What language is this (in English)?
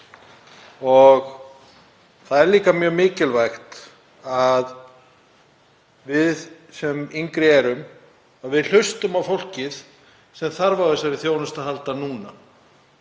Icelandic